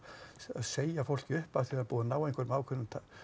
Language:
Icelandic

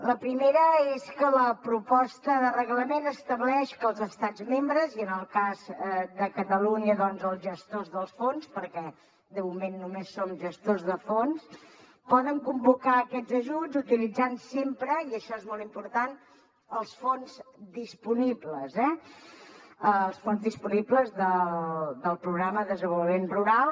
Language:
Catalan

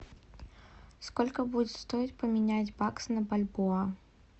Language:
Russian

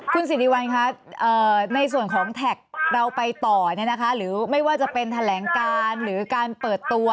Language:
Thai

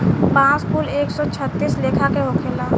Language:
Bhojpuri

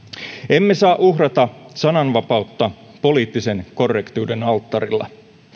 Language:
Finnish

